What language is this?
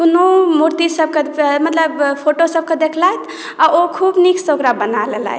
Maithili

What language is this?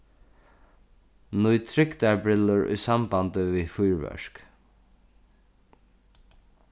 Faroese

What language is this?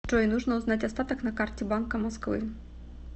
Russian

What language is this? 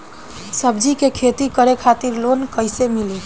Bhojpuri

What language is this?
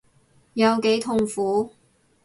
Cantonese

